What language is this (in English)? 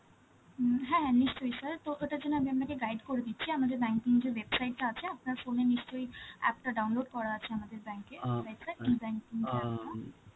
Bangla